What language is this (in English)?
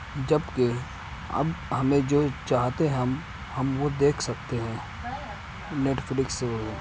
Urdu